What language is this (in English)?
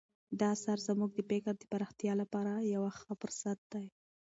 Pashto